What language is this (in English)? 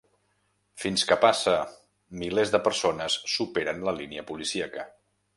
Catalan